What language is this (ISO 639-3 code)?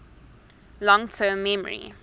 eng